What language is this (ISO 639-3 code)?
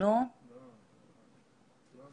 heb